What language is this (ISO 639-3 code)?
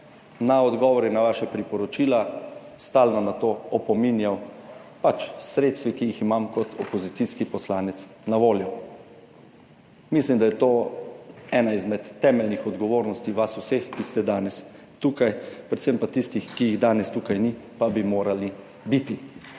slv